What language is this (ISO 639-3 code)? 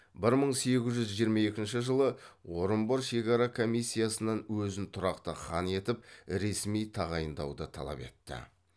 kaz